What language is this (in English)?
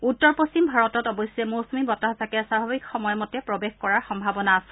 Assamese